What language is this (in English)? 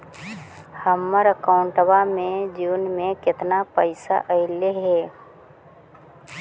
Magahi